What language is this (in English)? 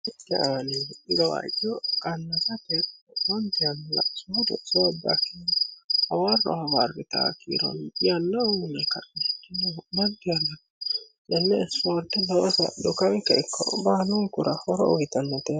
Sidamo